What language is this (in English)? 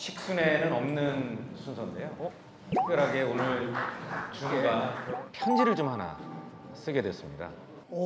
Korean